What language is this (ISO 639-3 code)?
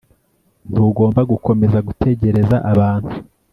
kin